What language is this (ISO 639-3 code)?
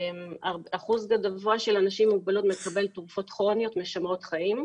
heb